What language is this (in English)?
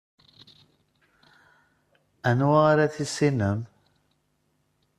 Kabyle